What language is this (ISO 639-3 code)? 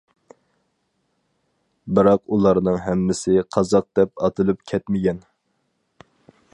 uig